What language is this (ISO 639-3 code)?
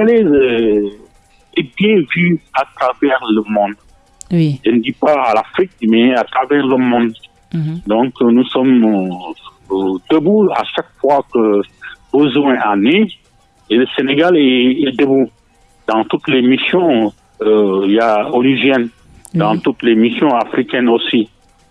fra